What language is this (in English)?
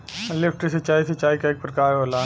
Bhojpuri